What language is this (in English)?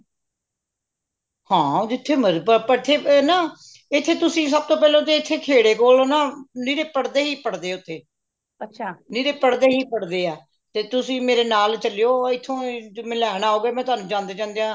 Punjabi